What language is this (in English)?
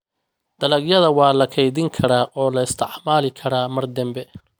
Somali